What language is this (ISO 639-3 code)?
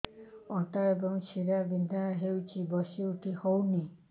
ori